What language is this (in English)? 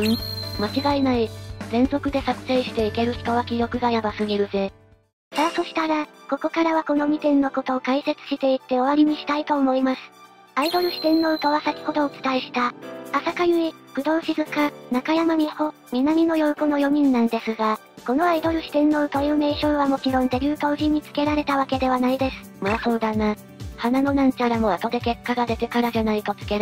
Japanese